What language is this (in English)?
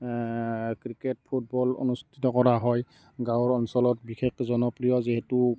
Assamese